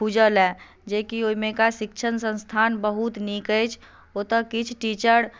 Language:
Maithili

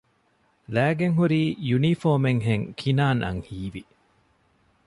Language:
Divehi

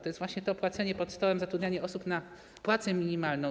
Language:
Polish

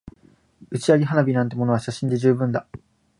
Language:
Japanese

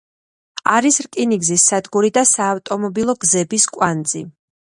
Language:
Georgian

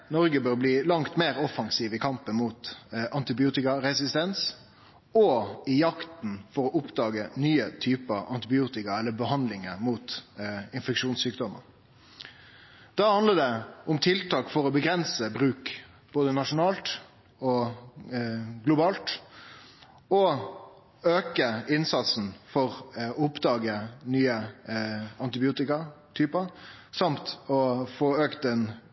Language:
Norwegian Nynorsk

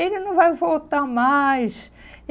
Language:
Portuguese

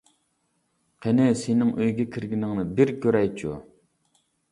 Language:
Uyghur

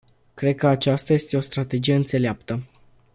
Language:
Romanian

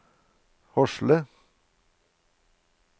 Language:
Norwegian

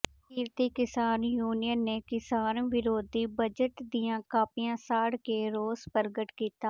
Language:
Punjabi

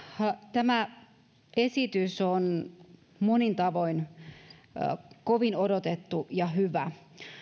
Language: Finnish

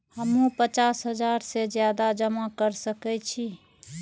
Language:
Maithili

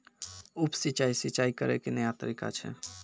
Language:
Maithili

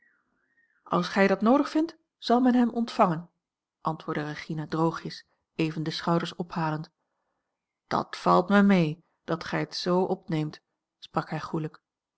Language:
Dutch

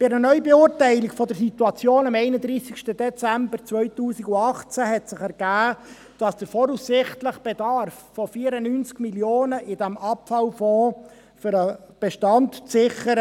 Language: Swiss German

